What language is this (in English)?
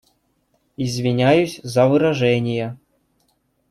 Russian